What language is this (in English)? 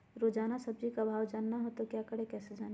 Magahi